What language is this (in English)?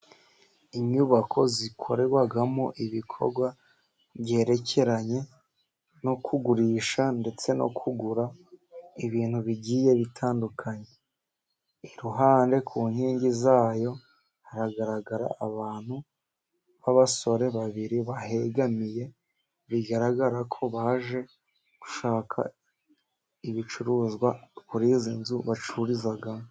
Kinyarwanda